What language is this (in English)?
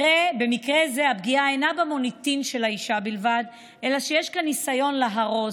Hebrew